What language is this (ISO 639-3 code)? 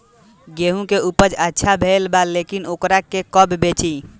bho